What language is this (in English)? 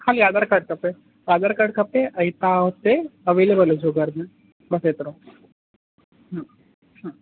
Sindhi